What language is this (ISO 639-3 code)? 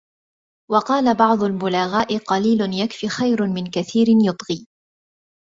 ara